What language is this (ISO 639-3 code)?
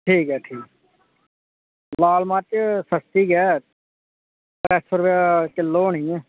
doi